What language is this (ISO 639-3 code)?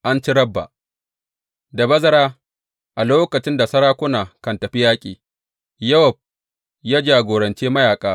hau